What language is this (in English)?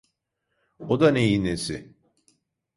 Turkish